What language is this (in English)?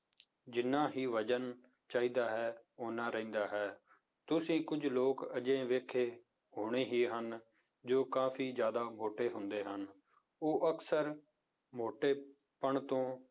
Punjabi